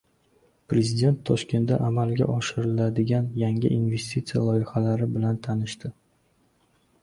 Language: Uzbek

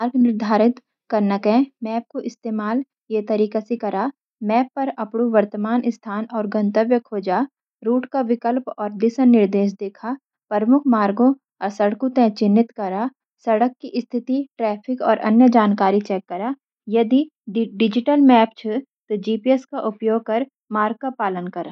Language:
Garhwali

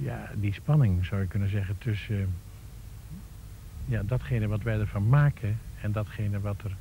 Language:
Dutch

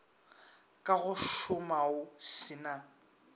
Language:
Northern Sotho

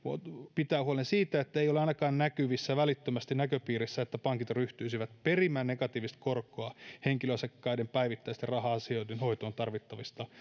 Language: Finnish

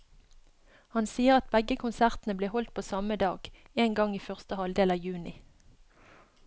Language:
Norwegian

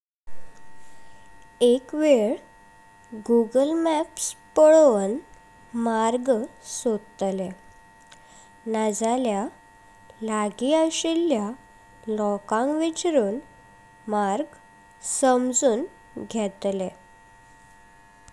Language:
Konkani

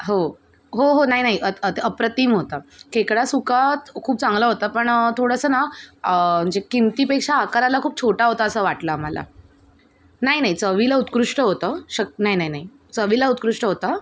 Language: Marathi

